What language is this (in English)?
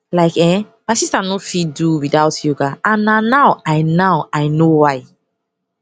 Nigerian Pidgin